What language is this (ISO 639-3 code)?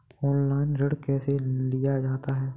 hin